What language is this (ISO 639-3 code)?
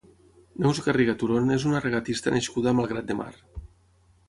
cat